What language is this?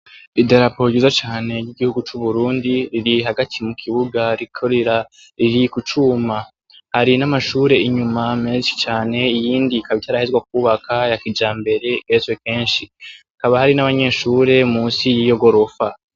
Rundi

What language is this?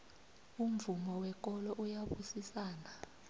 South Ndebele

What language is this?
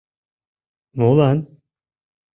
Mari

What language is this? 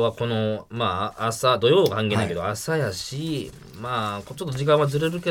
Japanese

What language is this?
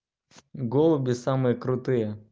Russian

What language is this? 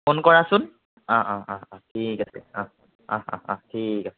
Assamese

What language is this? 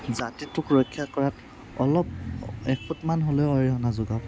Assamese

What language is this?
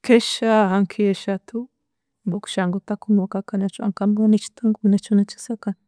Chiga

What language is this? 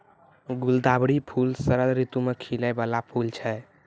Maithili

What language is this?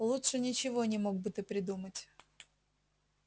Russian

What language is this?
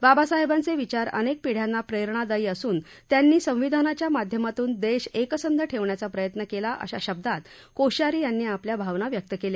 Marathi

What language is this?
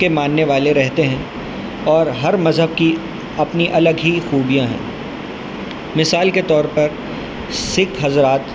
Urdu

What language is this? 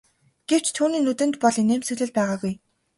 Mongolian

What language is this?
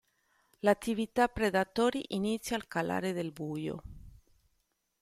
Italian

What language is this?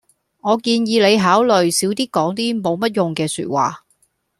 Cantonese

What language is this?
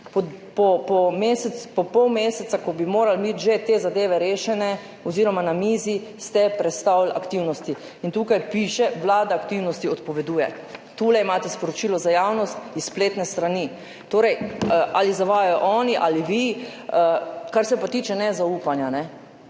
Slovenian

